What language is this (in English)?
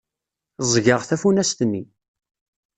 Kabyle